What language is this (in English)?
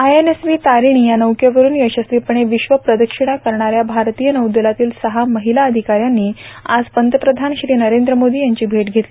Marathi